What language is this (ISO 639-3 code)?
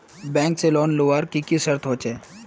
mag